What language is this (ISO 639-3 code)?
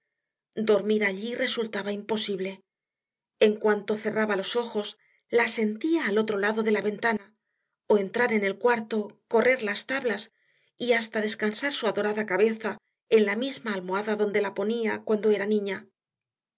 spa